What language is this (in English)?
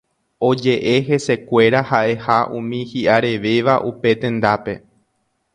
Guarani